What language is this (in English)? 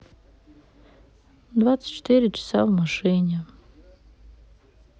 Russian